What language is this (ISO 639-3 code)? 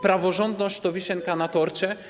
pol